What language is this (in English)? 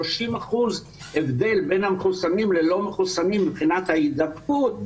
Hebrew